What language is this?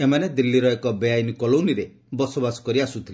Odia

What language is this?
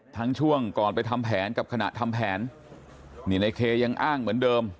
Thai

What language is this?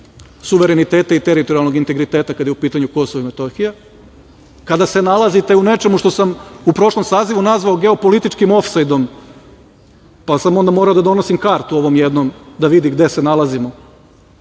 Serbian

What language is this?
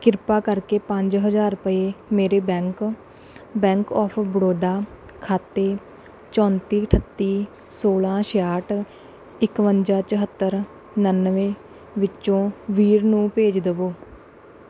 Punjabi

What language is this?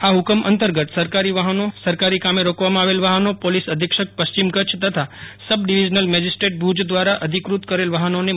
Gujarati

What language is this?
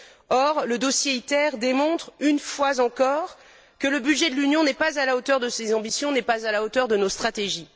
French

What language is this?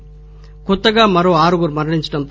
Telugu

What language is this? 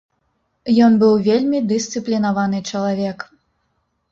Belarusian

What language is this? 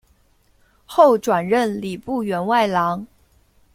Chinese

